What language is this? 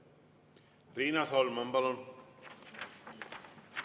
Estonian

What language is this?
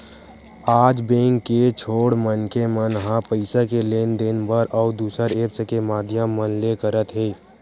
Chhattisgarhi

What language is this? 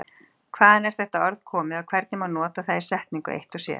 Icelandic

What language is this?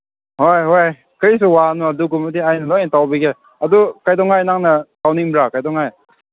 Manipuri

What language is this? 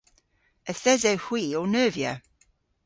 Cornish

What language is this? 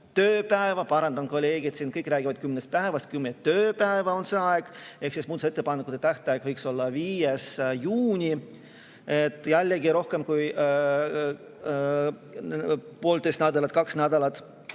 Estonian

